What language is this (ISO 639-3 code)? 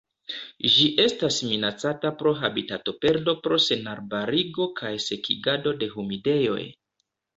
epo